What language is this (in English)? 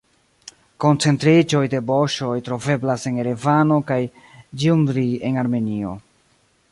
Esperanto